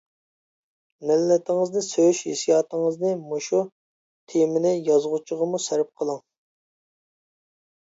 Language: Uyghur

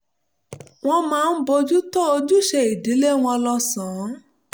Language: Yoruba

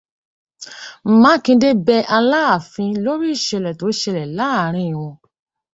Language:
Yoruba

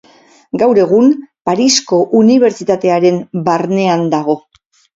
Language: Basque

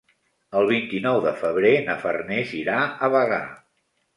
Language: Catalan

